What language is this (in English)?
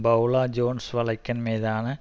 Tamil